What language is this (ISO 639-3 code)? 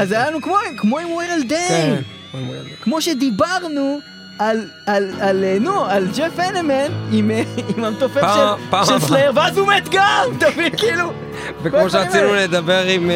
heb